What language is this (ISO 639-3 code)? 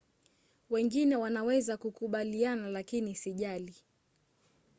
swa